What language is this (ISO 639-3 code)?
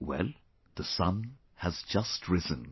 eng